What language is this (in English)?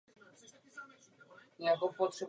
Czech